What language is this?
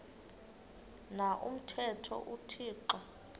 Xhosa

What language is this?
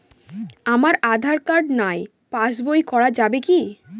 Bangla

